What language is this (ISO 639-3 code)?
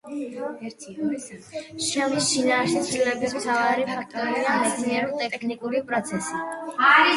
kat